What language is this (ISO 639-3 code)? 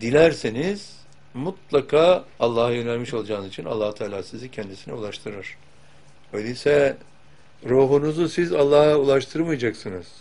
tur